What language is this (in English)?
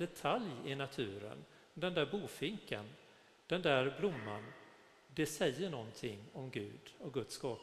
Swedish